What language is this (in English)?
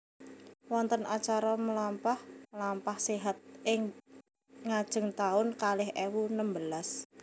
Javanese